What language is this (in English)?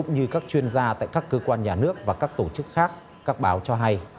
Vietnamese